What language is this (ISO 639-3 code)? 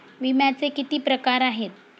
mar